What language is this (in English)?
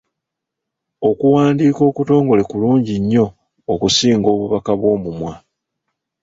Ganda